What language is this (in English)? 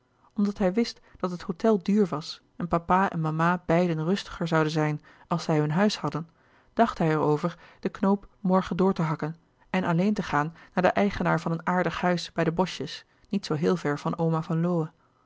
Dutch